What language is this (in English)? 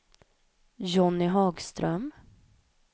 Swedish